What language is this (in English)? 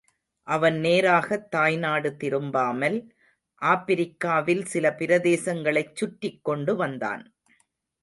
Tamil